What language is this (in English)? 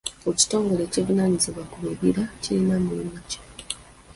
Ganda